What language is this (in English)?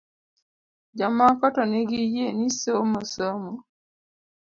Luo (Kenya and Tanzania)